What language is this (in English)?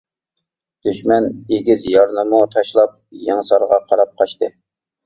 Uyghur